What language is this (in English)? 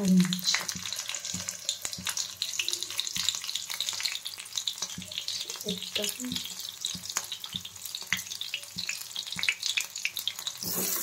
Romanian